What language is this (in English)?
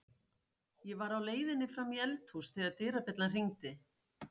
Icelandic